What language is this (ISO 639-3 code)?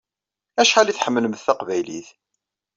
kab